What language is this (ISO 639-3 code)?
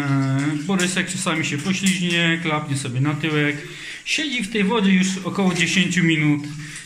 pol